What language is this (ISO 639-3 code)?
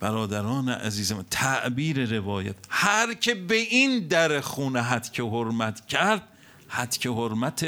fas